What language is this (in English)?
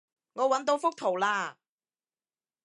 Cantonese